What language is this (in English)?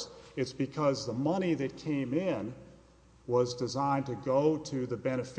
English